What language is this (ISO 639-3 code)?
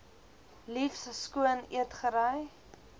afr